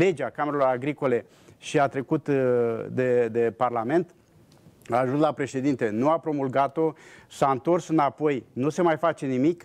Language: Romanian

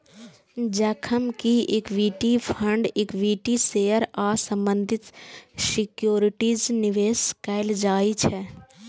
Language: Maithili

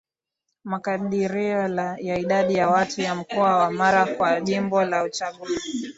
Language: Swahili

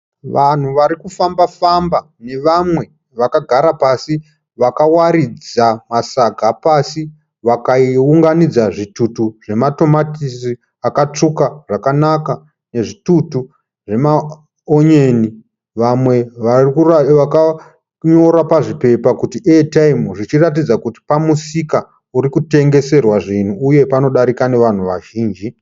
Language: Shona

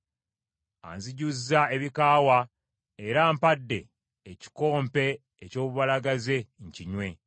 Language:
Ganda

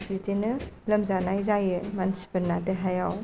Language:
Bodo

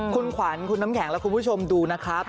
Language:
Thai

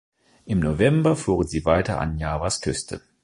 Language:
German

